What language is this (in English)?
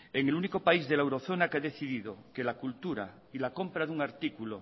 Spanish